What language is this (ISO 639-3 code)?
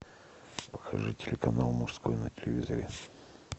rus